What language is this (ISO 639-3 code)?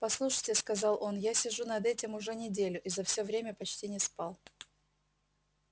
rus